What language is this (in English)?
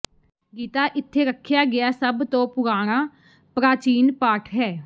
Punjabi